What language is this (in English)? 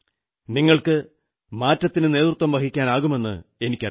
Malayalam